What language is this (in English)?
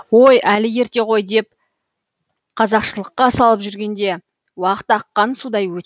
Kazakh